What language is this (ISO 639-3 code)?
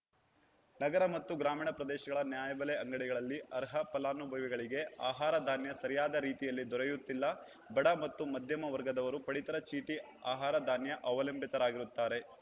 kan